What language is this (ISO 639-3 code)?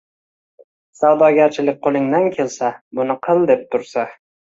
uzb